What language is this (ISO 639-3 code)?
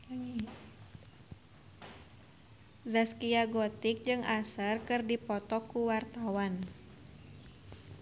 sun